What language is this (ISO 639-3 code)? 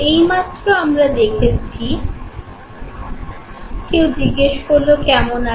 ben